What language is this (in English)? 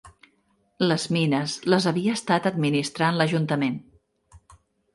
Catalan